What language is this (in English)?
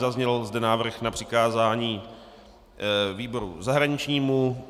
Czech